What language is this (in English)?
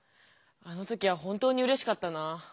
Japanese